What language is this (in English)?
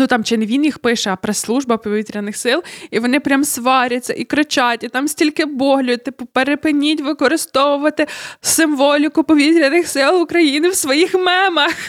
Ukrainian